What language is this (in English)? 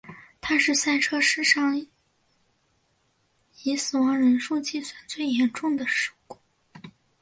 Chinese